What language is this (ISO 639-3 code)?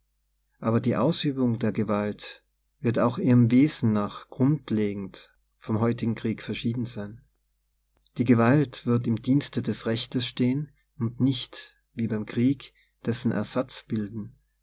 deu